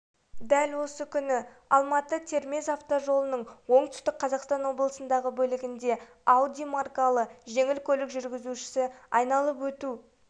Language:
Kazakh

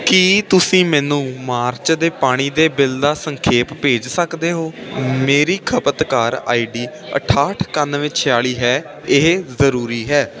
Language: Punjabi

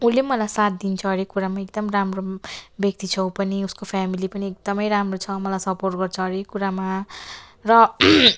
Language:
Nepali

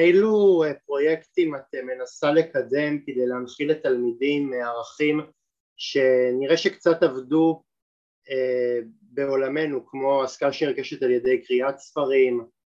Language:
Hebrew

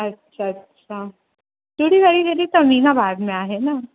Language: Sindhi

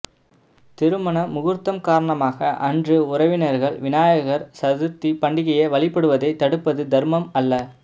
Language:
Tamil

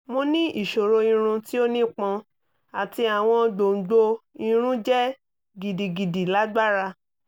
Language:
Yoruba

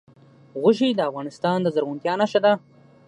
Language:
Pashto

